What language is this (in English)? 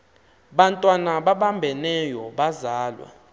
Xhosa